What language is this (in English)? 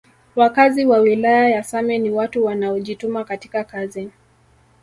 Swahili